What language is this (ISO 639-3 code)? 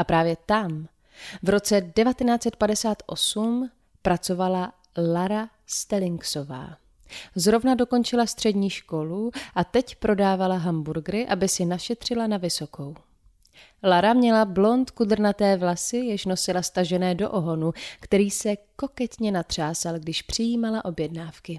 ces